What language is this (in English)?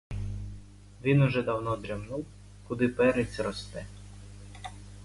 Ukrainian